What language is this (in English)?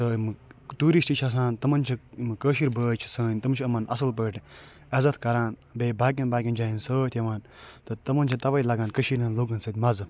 Kashmiri